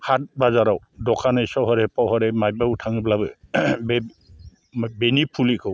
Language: Bodo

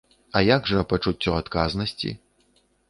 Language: Belarusian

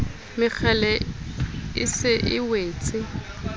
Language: Southern Sotho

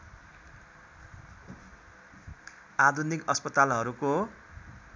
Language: Nepali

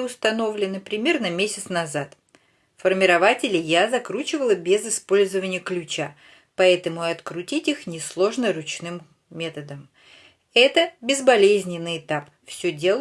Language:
Russian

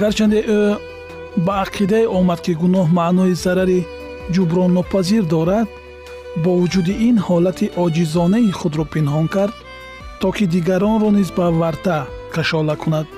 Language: Persian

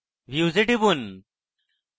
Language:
Bangla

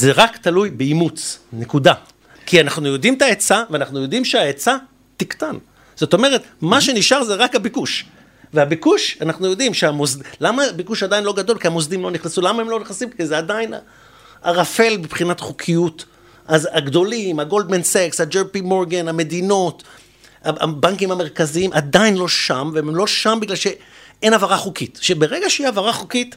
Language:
Hebrew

